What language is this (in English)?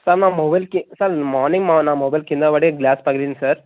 Telugu